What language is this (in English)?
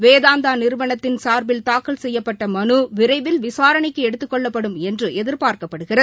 Tamil